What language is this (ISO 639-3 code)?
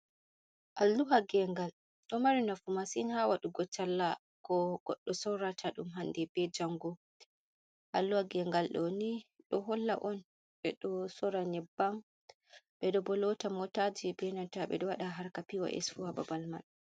ful